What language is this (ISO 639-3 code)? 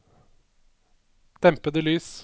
nor